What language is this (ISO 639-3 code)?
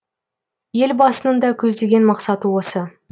kaz